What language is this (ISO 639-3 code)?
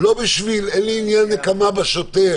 heb